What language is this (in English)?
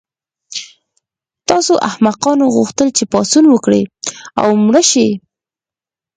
Pashto